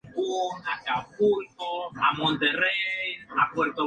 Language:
Spanish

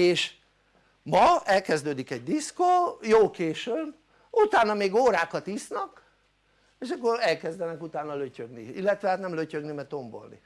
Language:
Hungarian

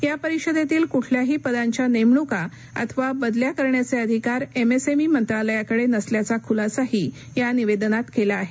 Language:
Marathi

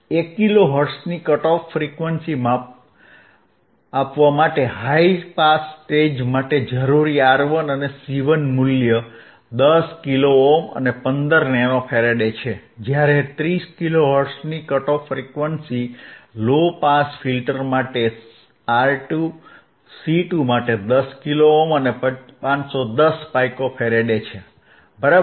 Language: Gujarati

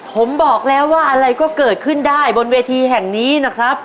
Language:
Thai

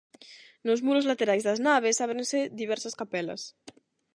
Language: Galician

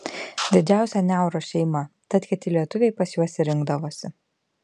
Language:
Lithuanian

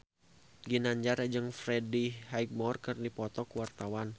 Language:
Sundanese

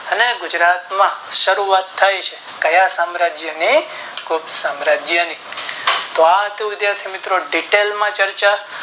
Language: Gujarati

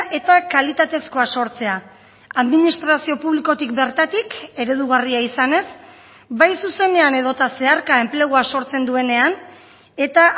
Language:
Basque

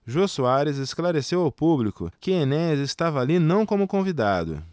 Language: Portuguese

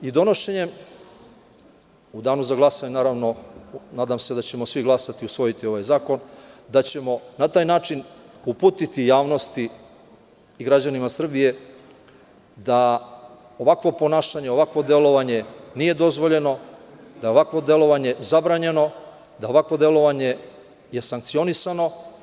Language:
Serbian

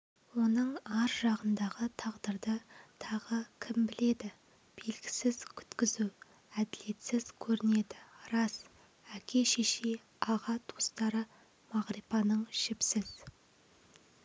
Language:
Kazakh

